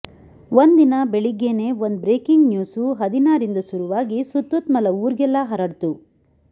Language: Kannada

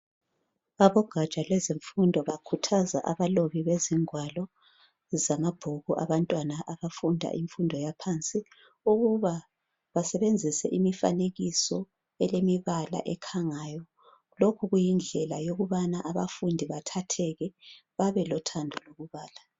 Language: North Ndebele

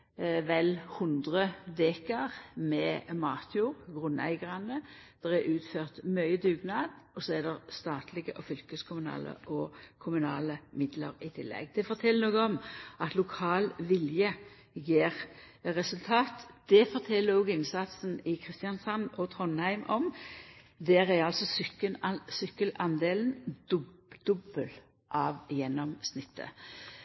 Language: Norwegian Nynorsk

